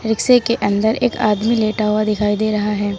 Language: Hindi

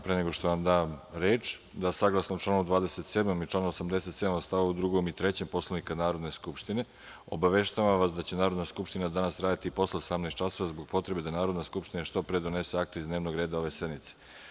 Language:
Serbian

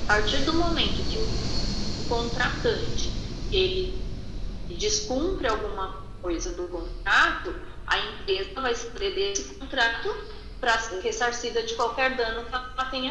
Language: Portuguese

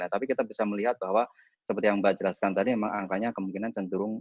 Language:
Indonesian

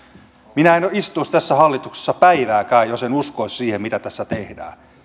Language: Finnish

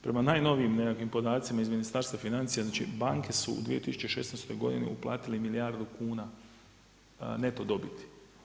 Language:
Croatian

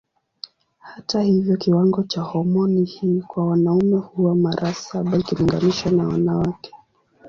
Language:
Swahili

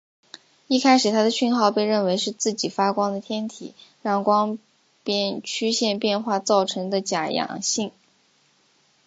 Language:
Chinese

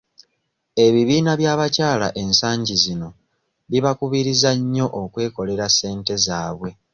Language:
Ganda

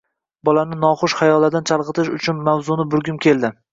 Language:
Uzbek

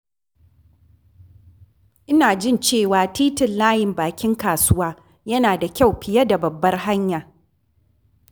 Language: Hausa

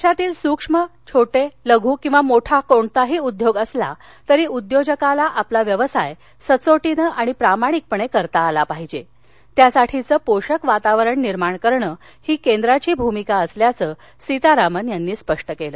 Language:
Marathi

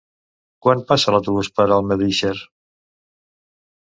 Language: Catalan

